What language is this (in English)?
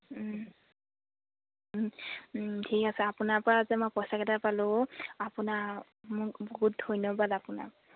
Assamese